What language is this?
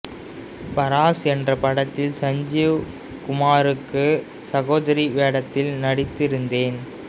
Tamil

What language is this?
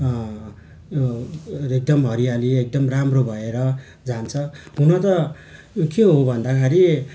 Nepali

